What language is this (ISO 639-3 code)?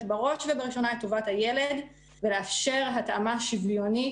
heb